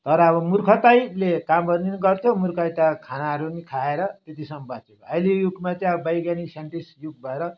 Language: Nepali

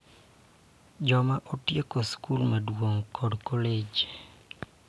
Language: Luo (Kenya and Tanzania)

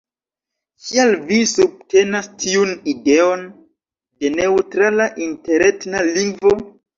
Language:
Esperanto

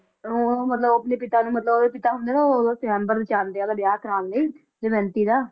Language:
Punjabi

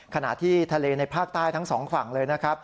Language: Thai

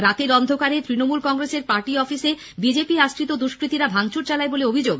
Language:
Bangla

